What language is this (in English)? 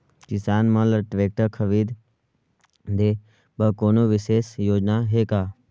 Chhattisgarhi